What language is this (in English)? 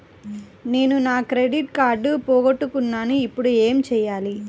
Telugu